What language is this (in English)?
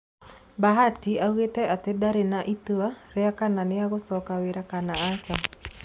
Kikuyu